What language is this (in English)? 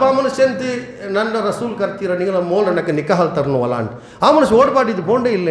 Urdu